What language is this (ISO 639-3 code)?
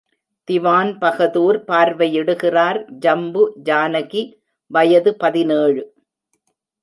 tam